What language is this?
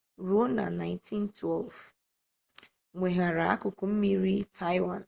Igbo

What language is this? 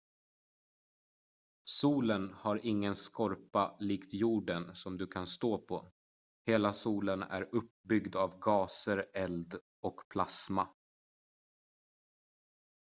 Swedish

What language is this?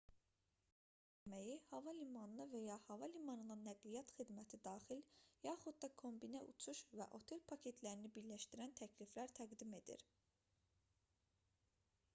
Azerbaijani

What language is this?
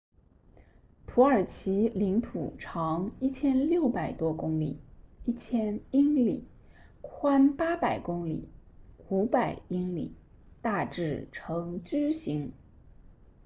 Chinese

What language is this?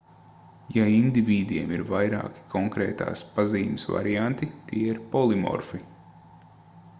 Latvian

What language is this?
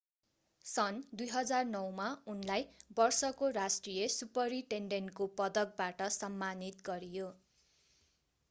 Nepali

